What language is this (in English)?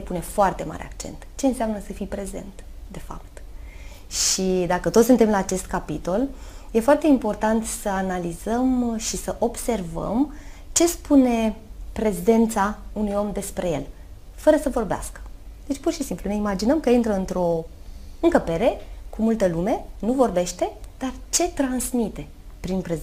Romanian